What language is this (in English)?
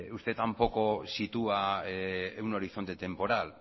Spanish